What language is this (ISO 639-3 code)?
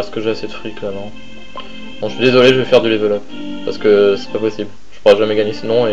fra